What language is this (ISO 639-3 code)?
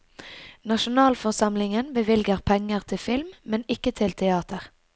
nor